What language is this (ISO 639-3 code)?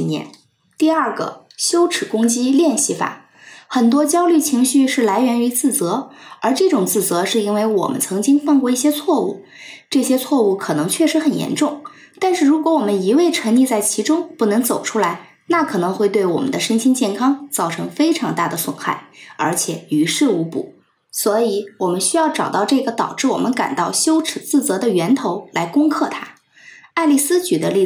zho